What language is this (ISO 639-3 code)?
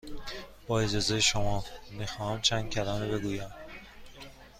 fas